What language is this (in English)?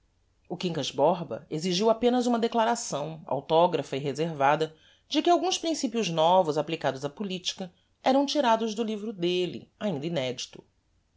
Portuguese